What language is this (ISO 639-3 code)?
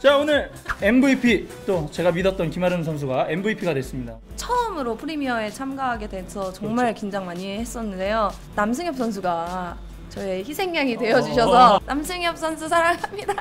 kor